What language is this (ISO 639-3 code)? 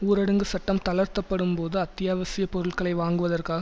tam